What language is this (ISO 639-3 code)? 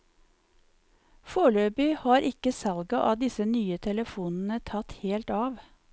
nor